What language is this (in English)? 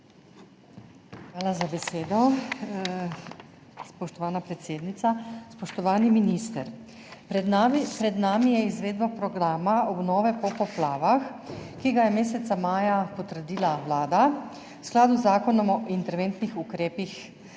Slovenian